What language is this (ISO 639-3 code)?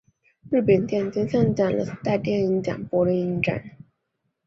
zho